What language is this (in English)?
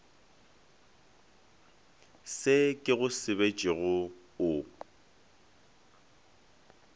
Northern Sotho